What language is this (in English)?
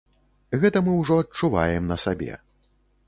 Belarusian